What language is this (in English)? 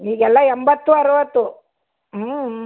Kannada